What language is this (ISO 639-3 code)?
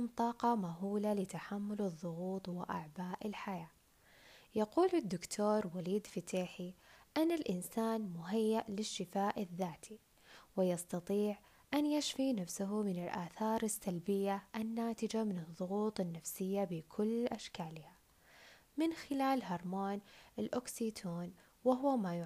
ara